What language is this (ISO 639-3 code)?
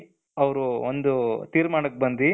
kan